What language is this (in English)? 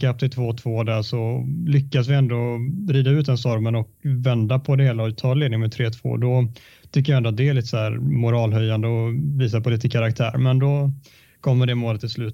Swedish